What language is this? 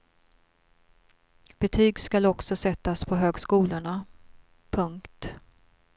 Swedish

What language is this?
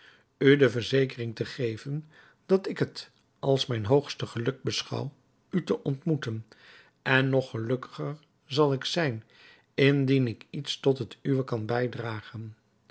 Dutch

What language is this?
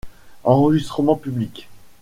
French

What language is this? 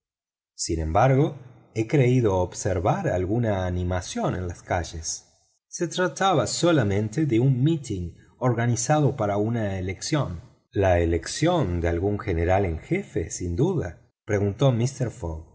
Spanish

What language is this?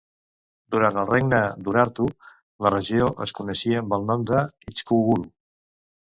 Catalan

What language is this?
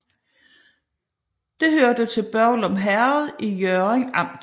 Danish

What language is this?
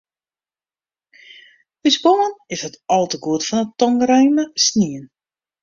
Western Frisian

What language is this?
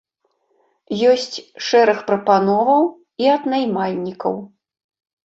Belarusian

